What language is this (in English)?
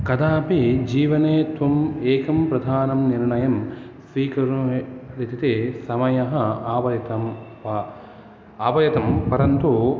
Sanskrit